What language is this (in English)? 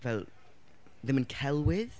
Welsh